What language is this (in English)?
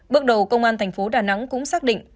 Vietnamese